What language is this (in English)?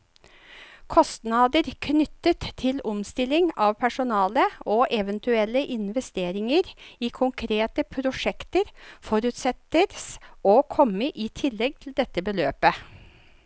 Norwegian